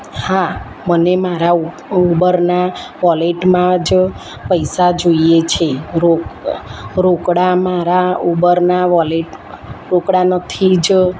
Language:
Gujarati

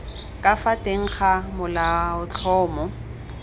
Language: Tswana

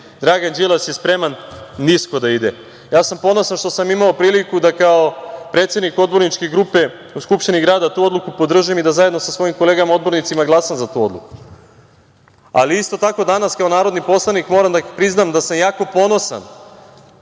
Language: Serbian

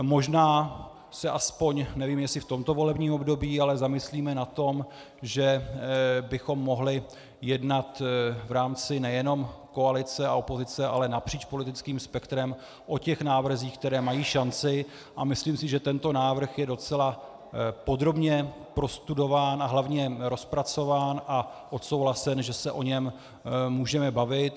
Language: Czech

